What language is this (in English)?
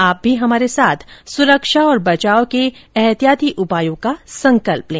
Hindi